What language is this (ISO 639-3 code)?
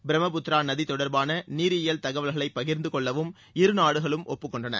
tam